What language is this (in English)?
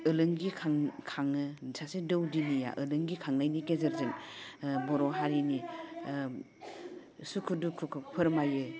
Bodo